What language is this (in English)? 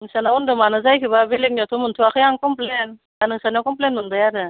Bodo